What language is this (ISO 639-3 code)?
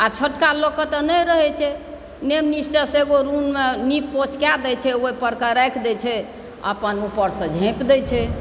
mai